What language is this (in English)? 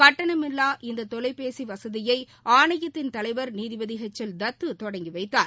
Tamil